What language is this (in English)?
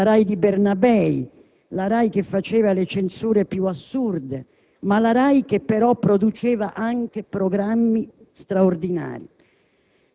Italian